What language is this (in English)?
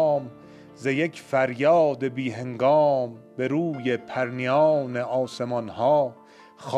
Persian